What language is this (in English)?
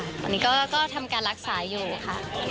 Thai